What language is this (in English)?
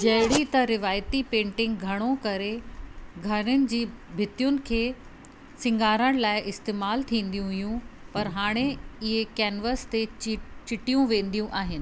Sindhi